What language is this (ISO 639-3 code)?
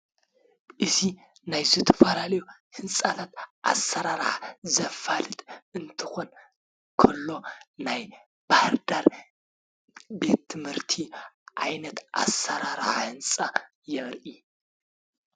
tir